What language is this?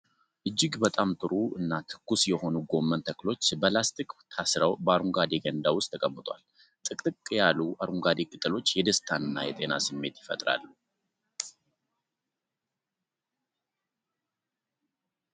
Amharic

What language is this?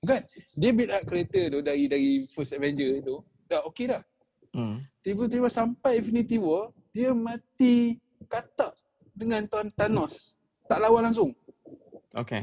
Malay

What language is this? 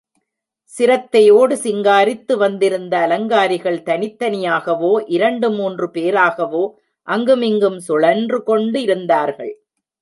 Tamil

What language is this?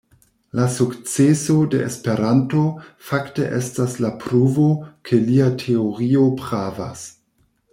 Esperanto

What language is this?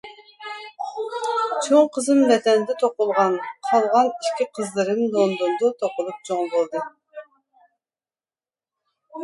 Uyghur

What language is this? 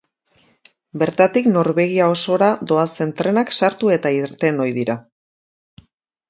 Basque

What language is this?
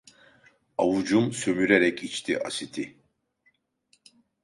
Turkish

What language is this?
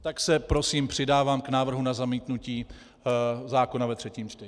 Czech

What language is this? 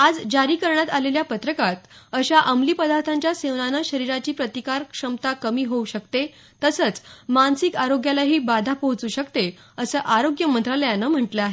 Marathi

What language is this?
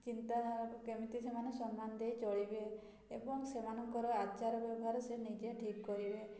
Odia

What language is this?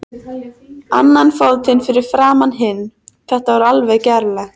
Icelandic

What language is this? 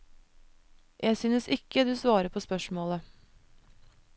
Norwegian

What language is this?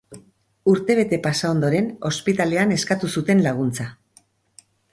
Basque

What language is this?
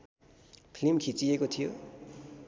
Nepali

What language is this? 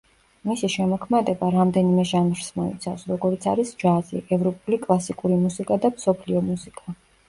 Georgian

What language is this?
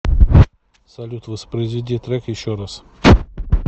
Russian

